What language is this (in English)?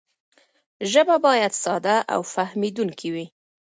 Pashto